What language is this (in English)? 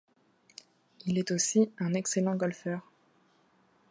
French